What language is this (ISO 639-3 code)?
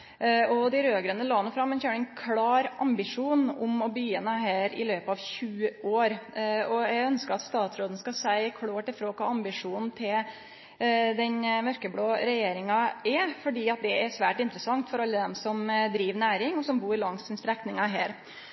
nno